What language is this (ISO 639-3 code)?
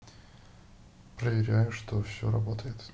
rus